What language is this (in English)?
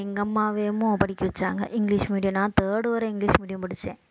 Tamil